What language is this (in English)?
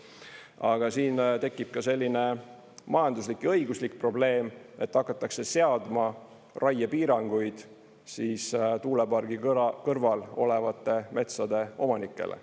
Estonian